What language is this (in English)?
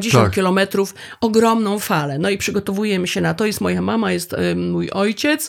Polish